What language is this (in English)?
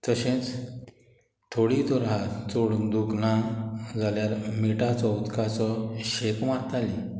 Konkani